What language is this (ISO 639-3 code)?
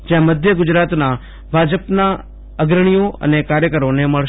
guj